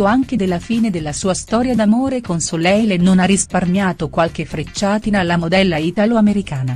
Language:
Italian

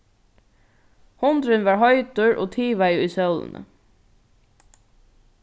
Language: Faroese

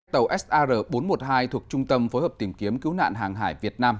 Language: Vietnamese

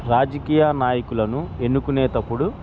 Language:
Telugu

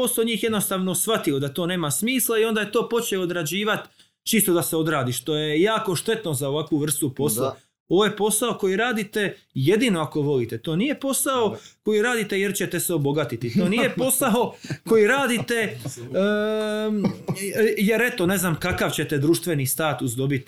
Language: Croatian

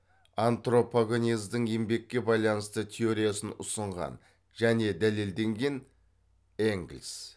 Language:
Kazakh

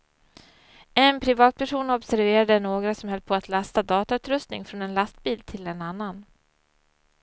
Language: Swedish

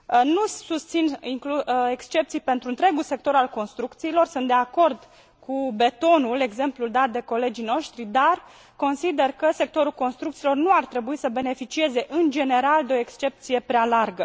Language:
Romanian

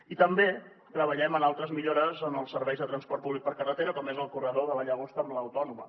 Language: Catalan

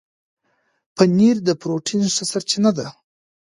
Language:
Pashto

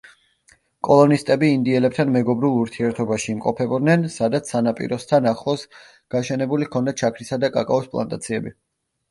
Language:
Georgian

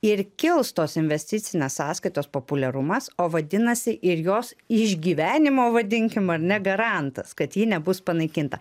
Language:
Lithuanian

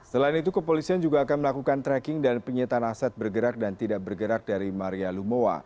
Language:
Indonesian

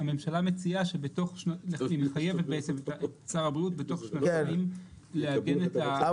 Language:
Hebrew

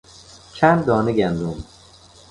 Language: Persian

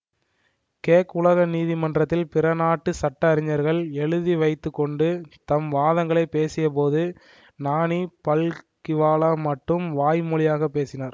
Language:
Tamil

